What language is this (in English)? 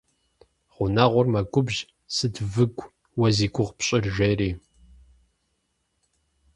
Kabardian